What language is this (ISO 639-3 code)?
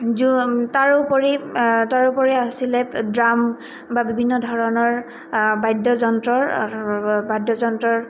asm